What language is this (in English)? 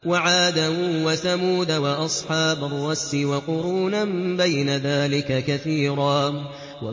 Arabic